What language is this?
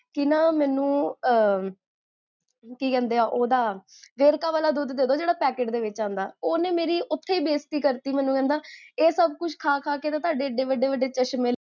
Punjabi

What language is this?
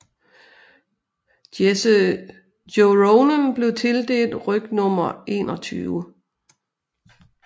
Danish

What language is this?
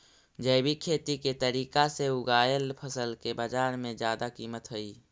Magahi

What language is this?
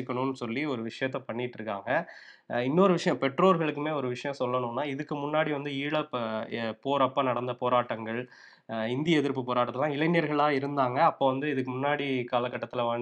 Tamil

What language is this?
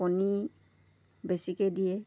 Assamese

